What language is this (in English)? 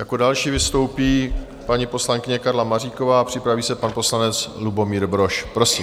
Czech